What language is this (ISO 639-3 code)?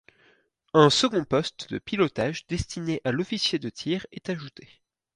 fra